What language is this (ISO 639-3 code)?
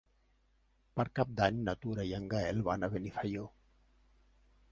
cat